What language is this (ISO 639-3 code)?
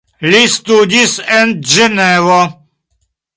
epo